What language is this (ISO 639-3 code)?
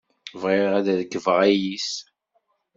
kab